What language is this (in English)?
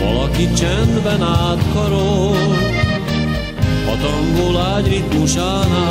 Romanian